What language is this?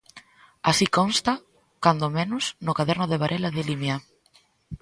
Galician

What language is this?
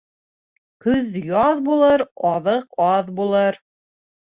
Bashkir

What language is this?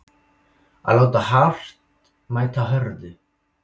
Icelandic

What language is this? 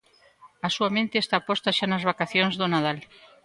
Galician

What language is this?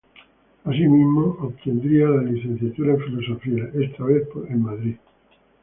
Spanish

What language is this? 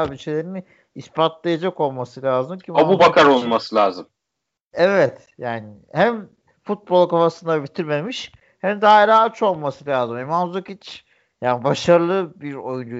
Turkish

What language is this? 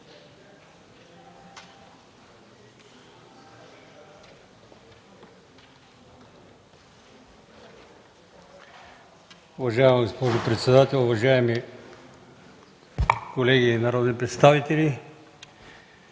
Bulgarian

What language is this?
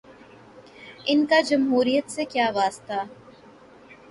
Urdu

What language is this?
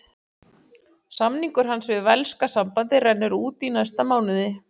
Icelandic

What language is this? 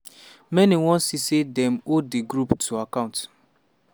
Nigerian Pidgin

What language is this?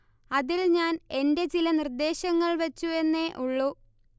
Malayalam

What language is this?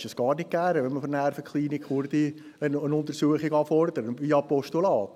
Swiss German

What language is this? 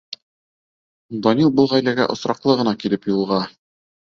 Bashkir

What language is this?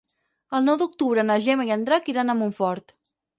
Catalan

